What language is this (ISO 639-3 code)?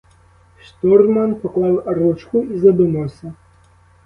ukr